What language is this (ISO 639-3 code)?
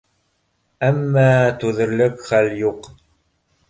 bak